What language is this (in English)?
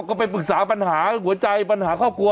Thai